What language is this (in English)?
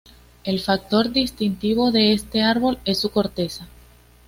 Spanish